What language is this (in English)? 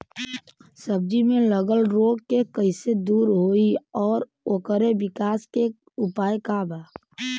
Bhojpuri